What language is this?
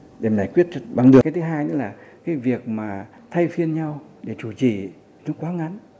Vietnamese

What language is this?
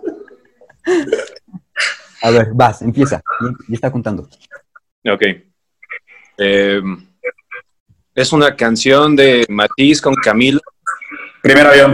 Spanish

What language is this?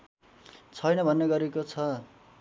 Nepali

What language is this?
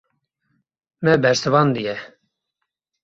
Kurdish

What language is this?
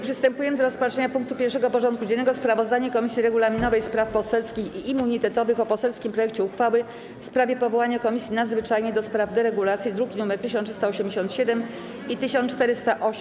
Polish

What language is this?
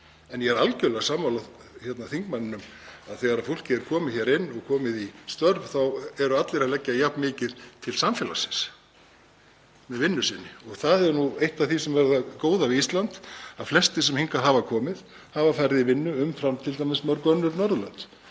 Icelandic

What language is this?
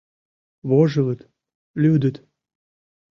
Mari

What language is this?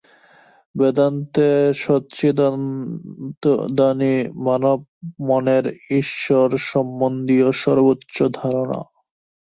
Bangla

